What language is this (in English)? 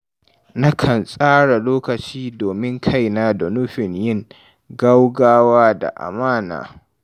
Hausa